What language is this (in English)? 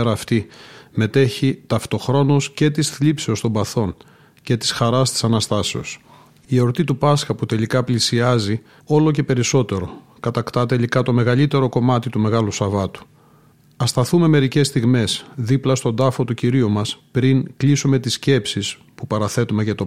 Greek